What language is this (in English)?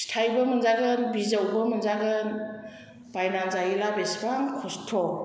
Bodo